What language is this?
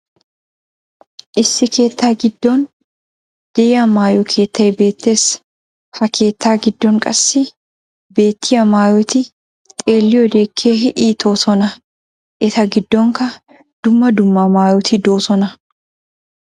Wolaytta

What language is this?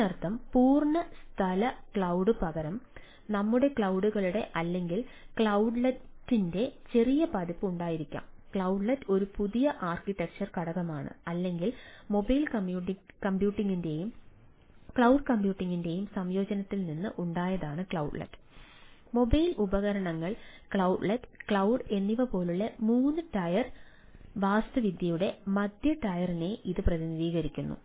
Malayalam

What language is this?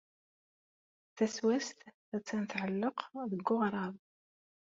Kabyle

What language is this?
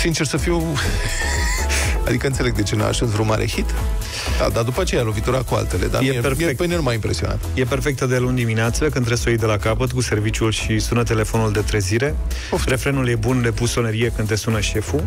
Romanian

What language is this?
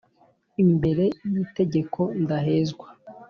Kinyarwanda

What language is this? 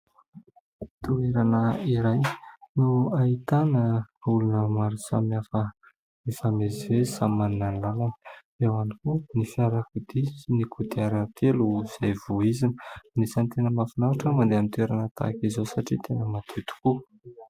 Malagasy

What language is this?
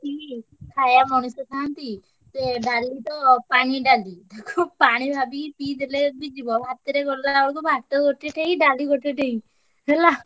Odia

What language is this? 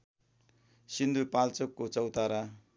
Nepali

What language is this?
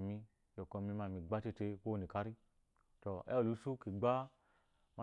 Eloyi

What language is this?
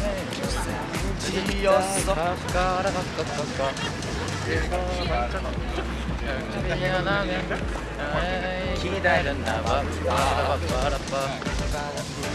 Korean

